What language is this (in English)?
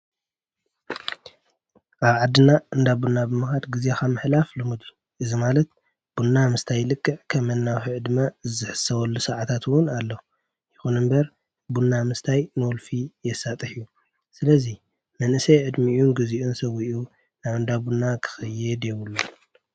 Tigrinya